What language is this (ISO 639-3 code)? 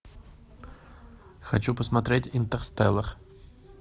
rus